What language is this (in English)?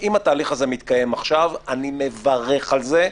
Hebrew